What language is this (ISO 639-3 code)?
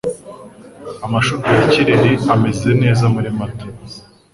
kin